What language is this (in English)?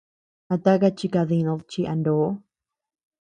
Tepeuxila Cuicatec